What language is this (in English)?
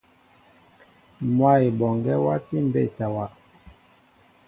Mbo (Cameroon)